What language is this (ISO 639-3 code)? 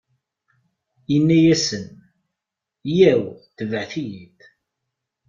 kab